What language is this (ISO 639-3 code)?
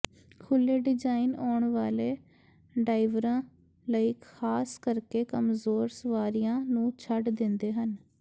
pan